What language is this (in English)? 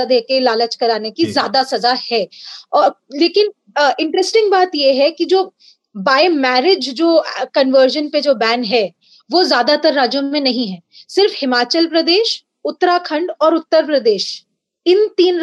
Hindi